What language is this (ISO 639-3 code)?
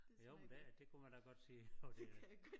dan